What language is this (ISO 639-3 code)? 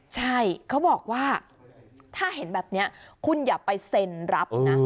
tha